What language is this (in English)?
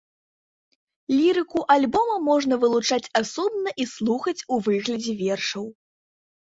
Belarusian